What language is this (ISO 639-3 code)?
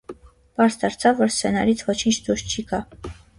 hye